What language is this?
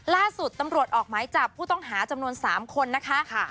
Thai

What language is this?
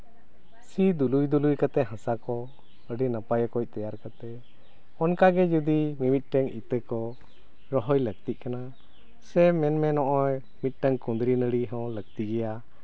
Santali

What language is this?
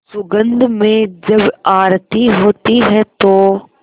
Hindi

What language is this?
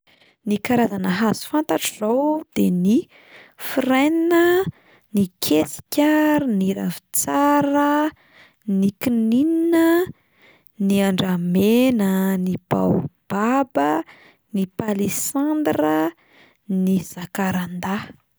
Malagasy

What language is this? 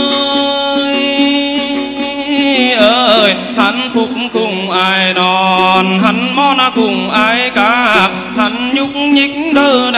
Vietnamese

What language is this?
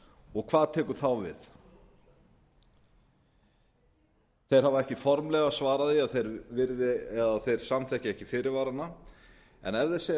Icelandic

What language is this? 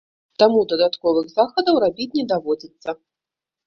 Belarusian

